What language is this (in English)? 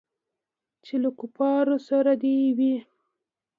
Pashto